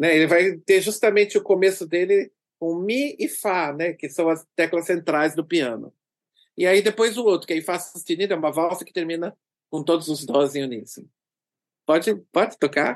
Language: Portuguese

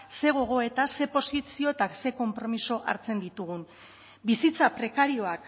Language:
Basque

